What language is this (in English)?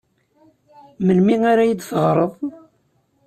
Kabyle